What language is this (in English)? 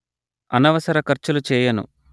Telugu